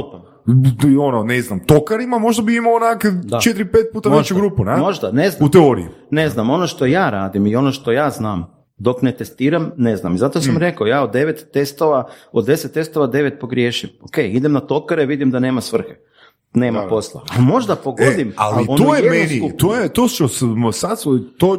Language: Croatian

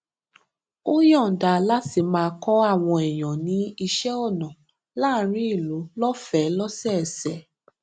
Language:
Yoruba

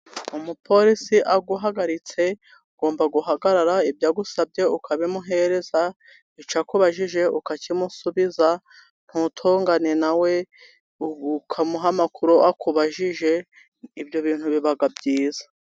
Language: Kinyarwanda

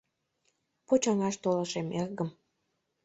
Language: Mari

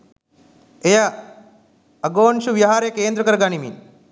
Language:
Sinhala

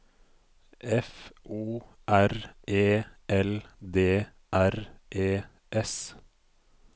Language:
Norwegian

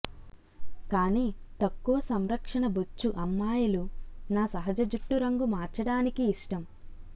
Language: Telugu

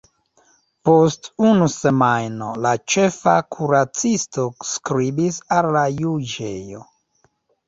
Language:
Esperanto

